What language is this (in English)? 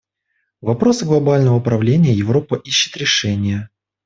Russian